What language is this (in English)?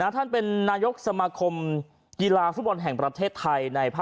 Thai